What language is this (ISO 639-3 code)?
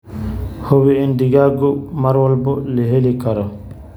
som